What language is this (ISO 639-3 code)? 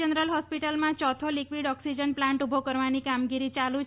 guj